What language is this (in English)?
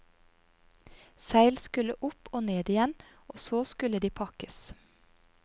Norwegian